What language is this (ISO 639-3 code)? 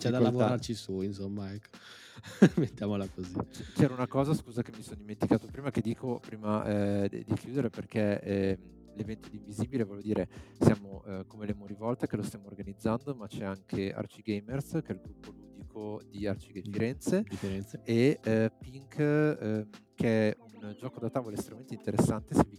ita